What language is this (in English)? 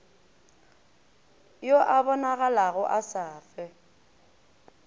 Northern Sotho